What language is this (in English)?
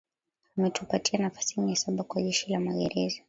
Swahili